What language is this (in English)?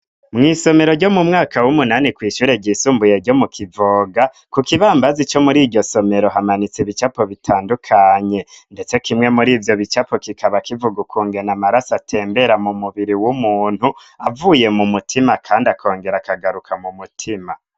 Rundi